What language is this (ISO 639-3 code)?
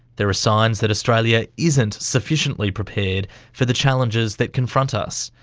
eng